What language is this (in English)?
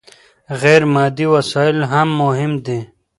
Pashto